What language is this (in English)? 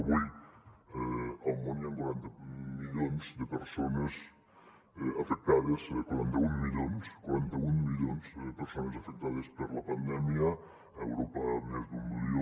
Catalan